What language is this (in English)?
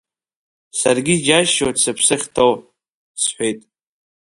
Abkhazian